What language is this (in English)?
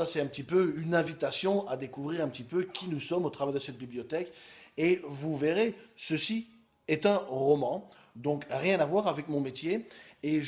French